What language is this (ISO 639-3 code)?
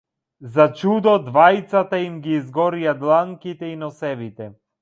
mkd